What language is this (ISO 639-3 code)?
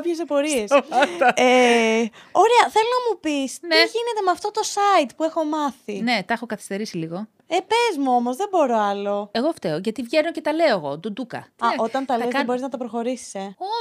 ell